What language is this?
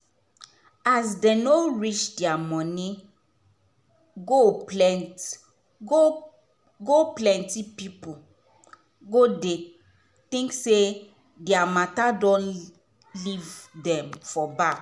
Nigerian Pidgin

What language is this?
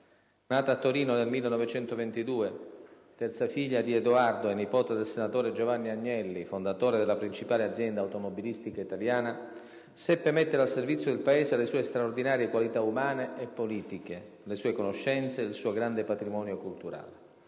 Italian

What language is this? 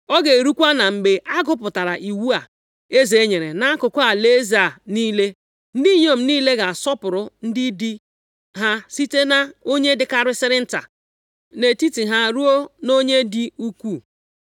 Igbo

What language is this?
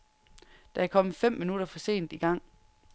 Danish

